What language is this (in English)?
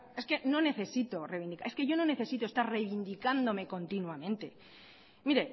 Spanish